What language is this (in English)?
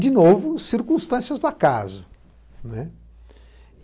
Portuguese